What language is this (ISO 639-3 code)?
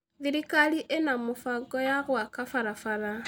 kik